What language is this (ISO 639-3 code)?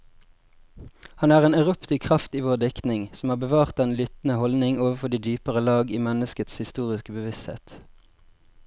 nor